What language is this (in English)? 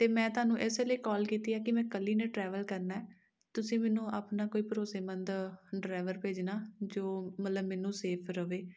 Punjabi